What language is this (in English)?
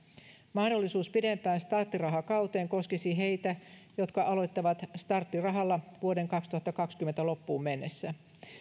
Finnish